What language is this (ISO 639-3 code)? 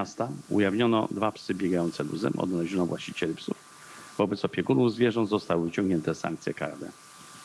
pol